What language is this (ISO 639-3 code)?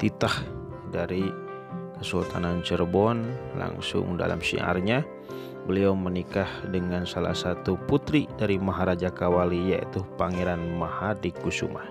ind